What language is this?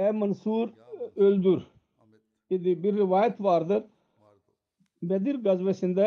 Turkish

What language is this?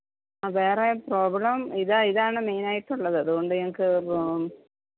Malayalam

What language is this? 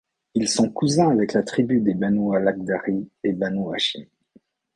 French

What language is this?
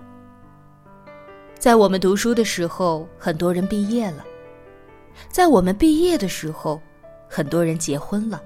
Chinese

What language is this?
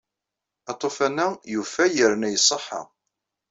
Kabyle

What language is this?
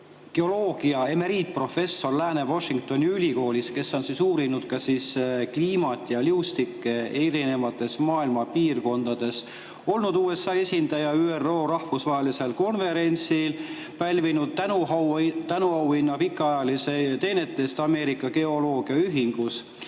Estonian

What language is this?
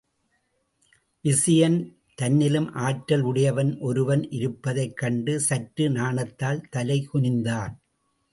Tamil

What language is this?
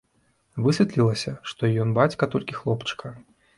Belarusian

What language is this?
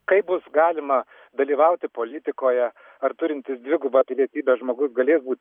Lithuanian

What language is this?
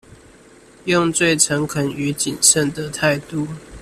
Chinese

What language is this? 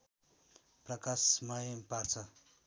Nepali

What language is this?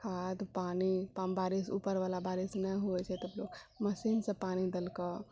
Maithili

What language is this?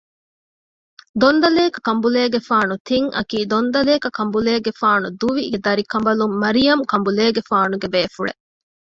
Divehi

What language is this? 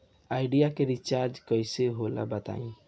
Bhojpuri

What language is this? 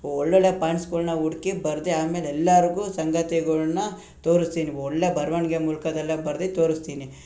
Kannada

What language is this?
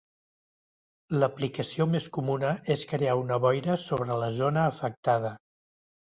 Catalan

